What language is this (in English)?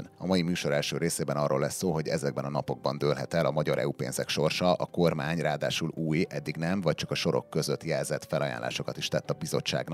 Hungarian